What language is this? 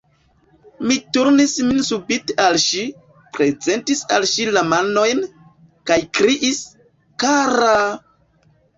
Esperanto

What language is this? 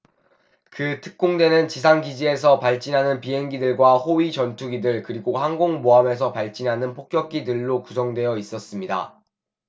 Korean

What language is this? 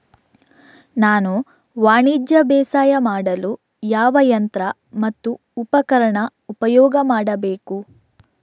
Kannada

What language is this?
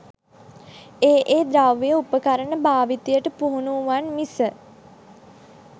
Sinhala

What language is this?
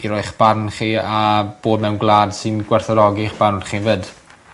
Welsh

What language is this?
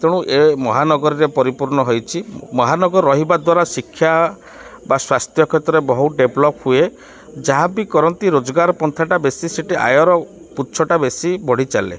Odia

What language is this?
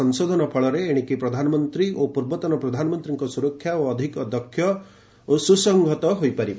Odia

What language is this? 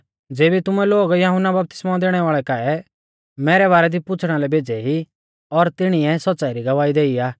Mahasu Pahari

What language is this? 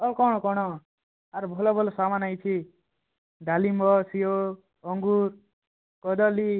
Odia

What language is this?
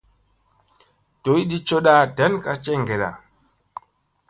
Musey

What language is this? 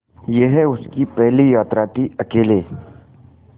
Hindi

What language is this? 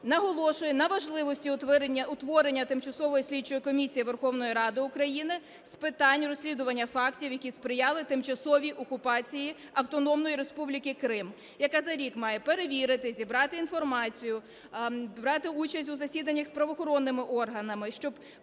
Ukrainian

